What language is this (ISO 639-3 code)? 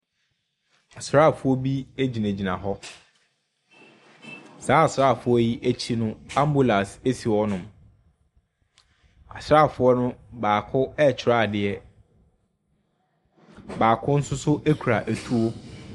aka